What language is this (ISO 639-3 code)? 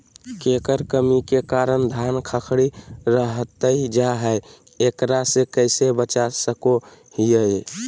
mag